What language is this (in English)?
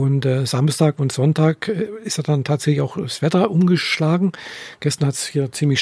German